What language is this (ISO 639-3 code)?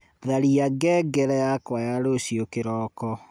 kik